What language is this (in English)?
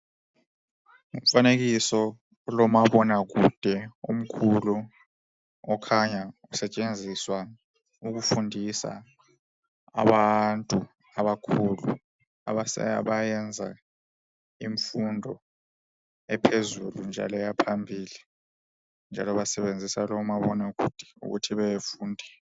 North Ndebele